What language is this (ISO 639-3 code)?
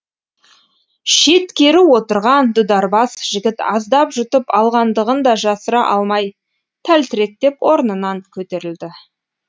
kaz